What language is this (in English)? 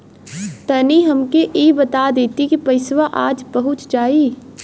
Bhojpuri